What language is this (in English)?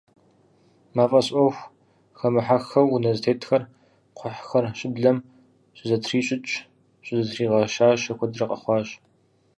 Kabardian